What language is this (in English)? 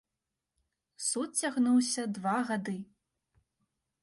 Belarusian